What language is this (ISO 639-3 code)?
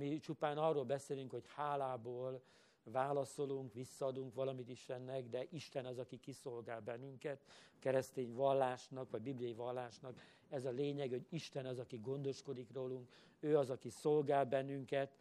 hun